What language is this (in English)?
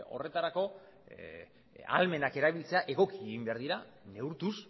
Basque